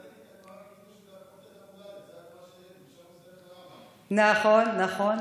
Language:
Hebrew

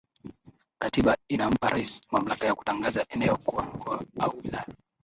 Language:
Swahili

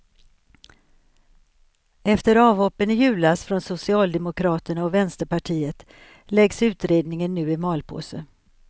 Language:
Swedish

